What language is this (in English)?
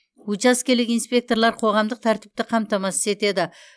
Kazakh